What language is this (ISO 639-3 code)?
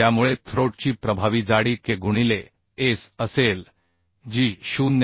mar